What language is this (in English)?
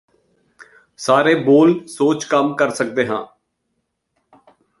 Punjabi